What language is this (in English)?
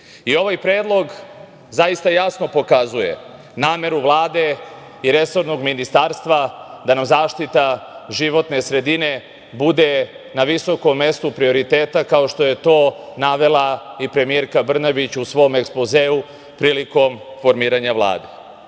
Serbian